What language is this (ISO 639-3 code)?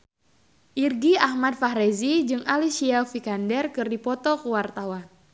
sun